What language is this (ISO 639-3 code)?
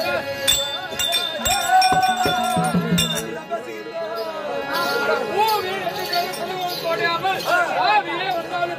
ara